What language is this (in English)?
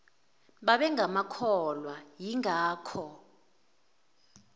Zulu